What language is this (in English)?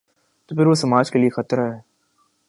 Urdu